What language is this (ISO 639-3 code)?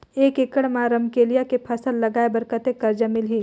hne